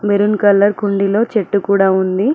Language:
Telugu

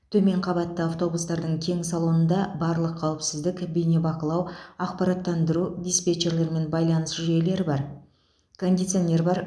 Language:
Kazakh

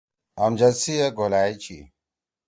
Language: Torwali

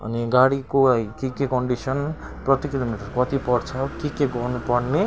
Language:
Nepali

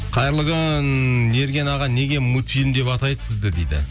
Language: Kazakh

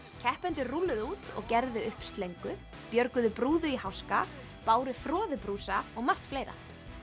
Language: Icelandic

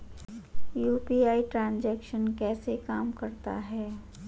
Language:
Hindi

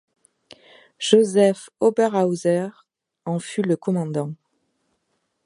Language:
French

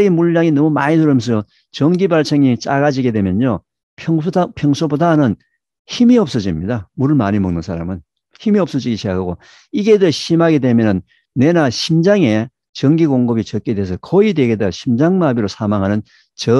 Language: Korean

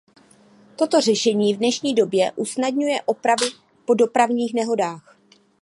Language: Czech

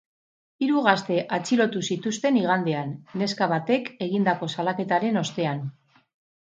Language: Basque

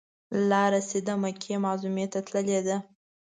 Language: Pashto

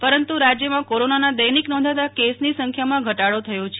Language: Gujarati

